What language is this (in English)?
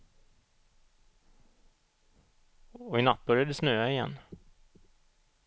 Swedish